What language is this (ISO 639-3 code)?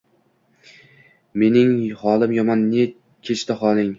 uzb